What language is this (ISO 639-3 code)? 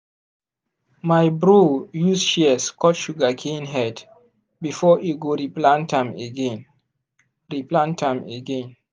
pcm